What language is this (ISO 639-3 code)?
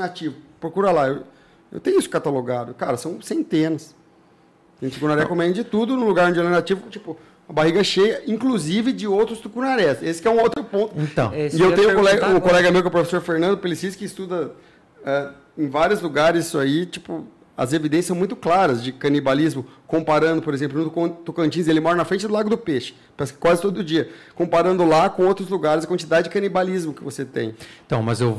por